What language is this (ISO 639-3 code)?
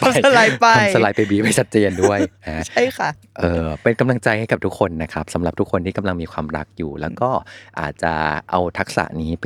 tha